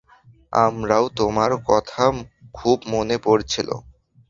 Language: Bangla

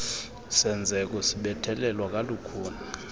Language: Xhosa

